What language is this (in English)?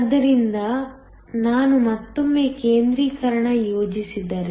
Kannada